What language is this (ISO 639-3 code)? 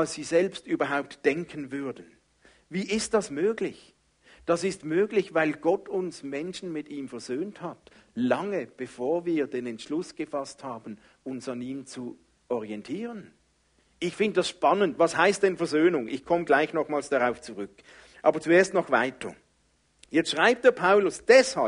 deu